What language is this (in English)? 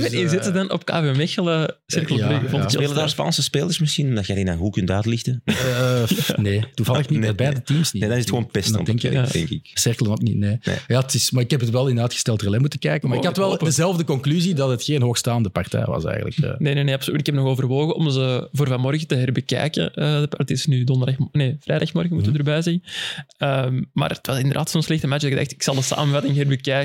Dutch